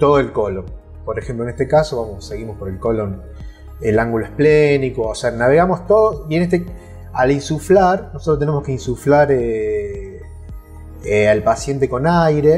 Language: Spanish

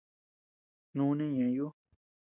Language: Tepeuxila Cuicatec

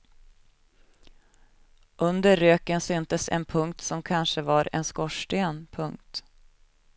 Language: Swedish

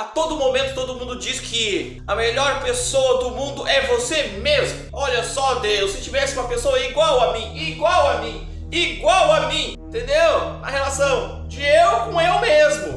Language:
Portuguese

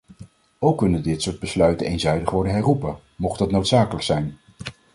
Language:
Dutch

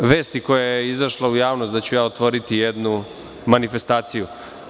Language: Serbian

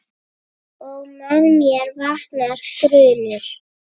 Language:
Icelandic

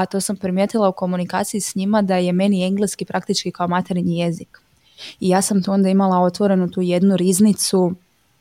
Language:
Croatian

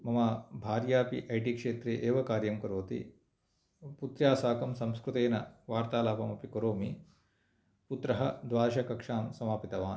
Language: Sanskrit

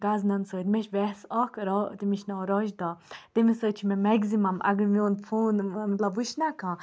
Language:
Kashmiri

